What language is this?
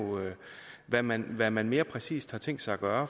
Danish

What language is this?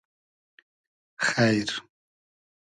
Hazaragi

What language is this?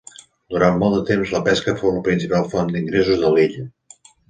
Catalan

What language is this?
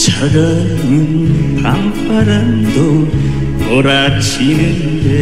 Korean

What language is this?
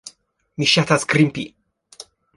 Esperanto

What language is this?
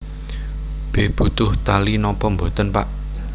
Javanese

